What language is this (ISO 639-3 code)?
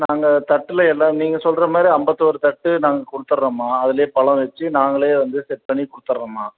tam